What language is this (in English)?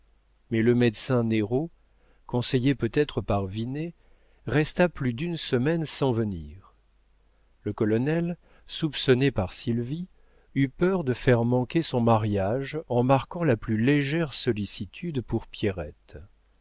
French